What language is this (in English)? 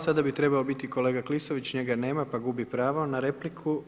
Croatian